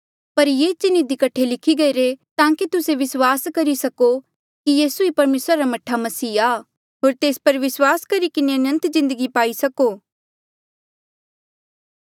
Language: Mandeali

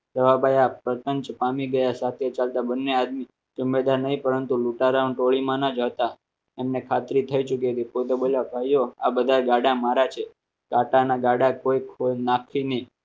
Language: Gujarati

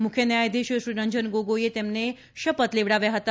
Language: Gujarati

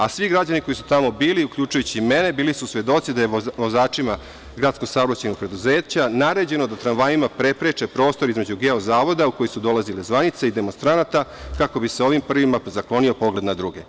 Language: Serbian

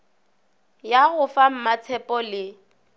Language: Northern Sotho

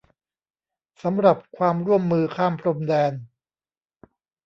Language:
Thai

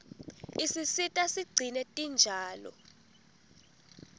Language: Swati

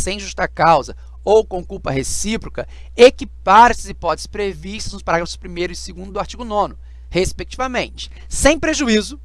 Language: Portuguese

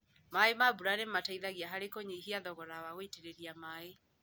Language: Kikuyu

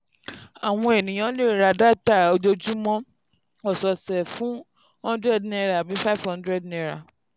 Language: Yoruba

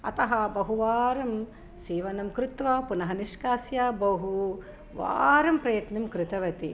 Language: Sanskrit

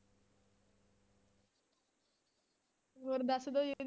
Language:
Punjabi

